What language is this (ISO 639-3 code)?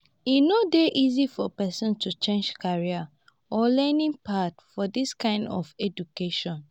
pcm